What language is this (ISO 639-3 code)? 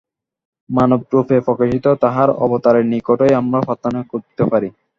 ben